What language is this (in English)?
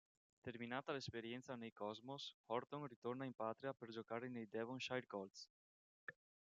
Italian